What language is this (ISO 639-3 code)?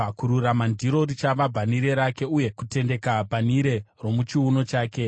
sna